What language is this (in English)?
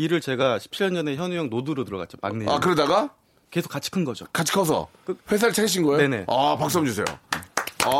Korean